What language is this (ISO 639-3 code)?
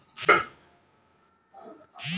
hne